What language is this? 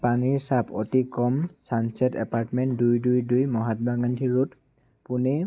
Assamese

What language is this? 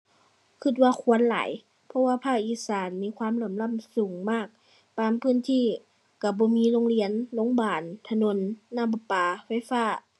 Thai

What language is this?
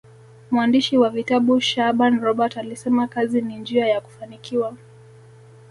Swahili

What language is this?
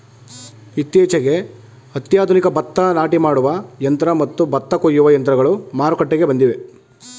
Kannada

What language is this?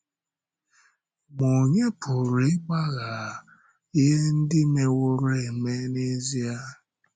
Igbo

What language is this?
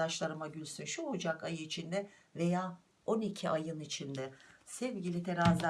Turkish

